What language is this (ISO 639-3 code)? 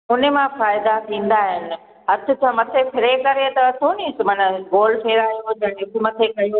snd